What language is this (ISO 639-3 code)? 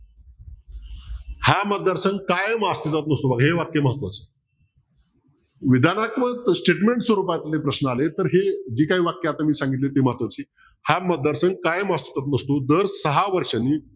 mar